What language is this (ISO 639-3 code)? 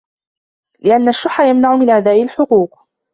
ara